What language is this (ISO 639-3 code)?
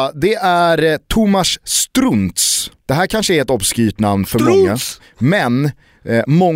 swe